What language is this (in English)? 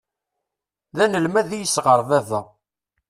Kabyle